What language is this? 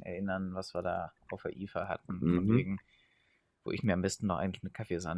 German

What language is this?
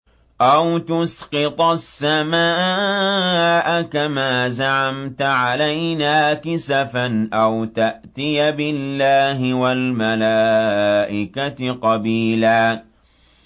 Arabic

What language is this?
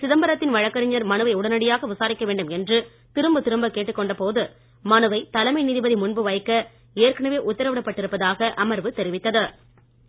Tamil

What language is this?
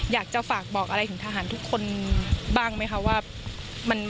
Thai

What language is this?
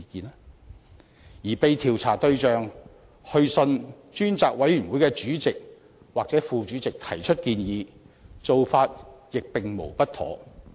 Cantonese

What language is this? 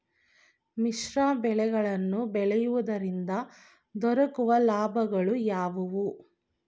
Kannada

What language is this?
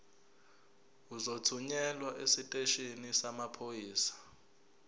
Zulu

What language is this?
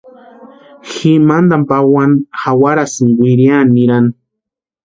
Western Highland Purepecha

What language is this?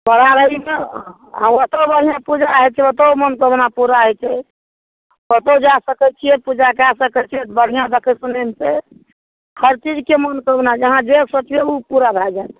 Maithili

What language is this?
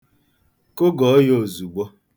Igbo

